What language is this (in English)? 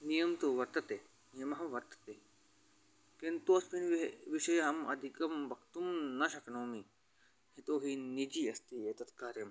Sanskrit